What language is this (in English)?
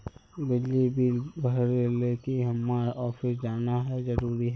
Magahi